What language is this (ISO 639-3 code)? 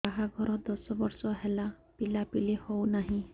ori